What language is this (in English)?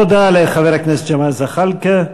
Hebrew